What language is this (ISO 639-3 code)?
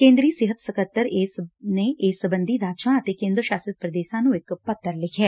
pan